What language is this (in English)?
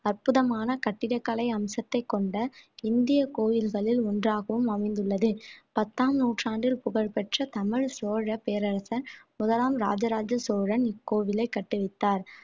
Tamil